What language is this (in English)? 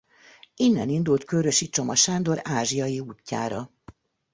Hungarian